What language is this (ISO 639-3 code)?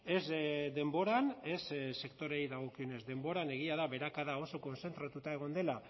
eus